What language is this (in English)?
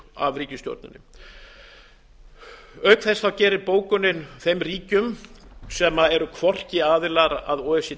Icelandic